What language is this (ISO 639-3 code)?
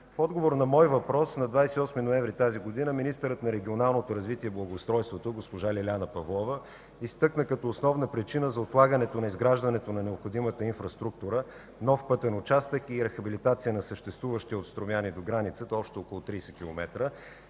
bul